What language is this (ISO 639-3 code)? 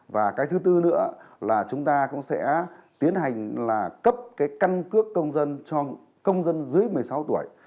vie